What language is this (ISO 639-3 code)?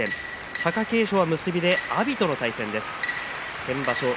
jpn